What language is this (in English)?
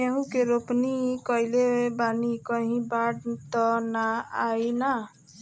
Bhojpuri